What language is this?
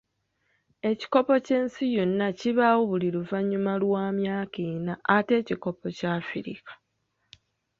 Ganda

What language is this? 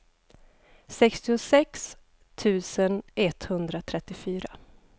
Swedish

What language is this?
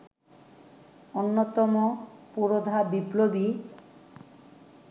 Bangla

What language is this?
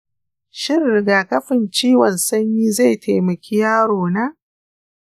Hausa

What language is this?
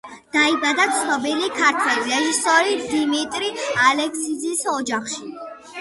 Georgian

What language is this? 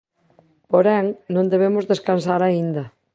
Galician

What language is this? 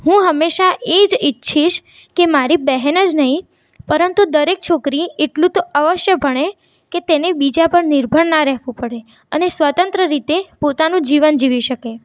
Gujarati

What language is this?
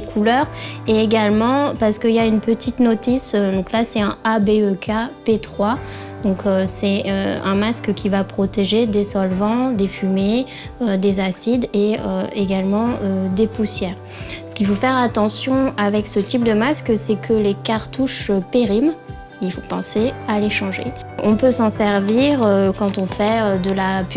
French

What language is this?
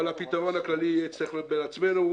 Hebrew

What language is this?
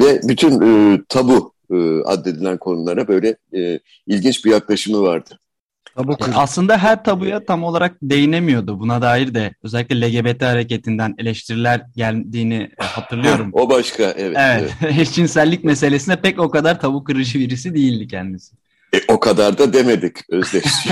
Turkish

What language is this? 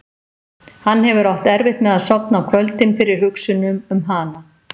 Icelandic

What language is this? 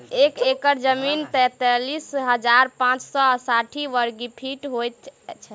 Maithili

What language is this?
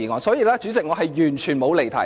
Cantonese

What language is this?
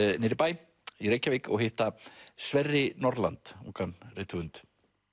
Icelandic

